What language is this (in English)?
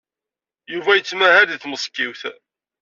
Kabyle